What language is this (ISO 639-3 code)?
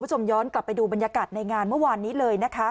tha